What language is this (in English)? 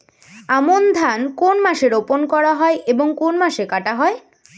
Bangla